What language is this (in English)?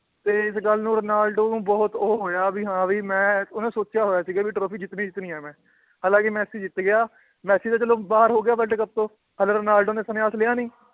Punjabi